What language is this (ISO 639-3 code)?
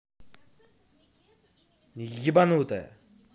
rus